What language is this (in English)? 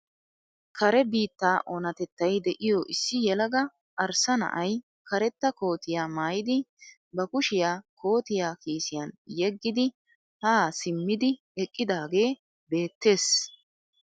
Wolaytta